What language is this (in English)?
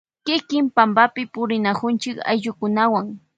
Loja Highland Quichua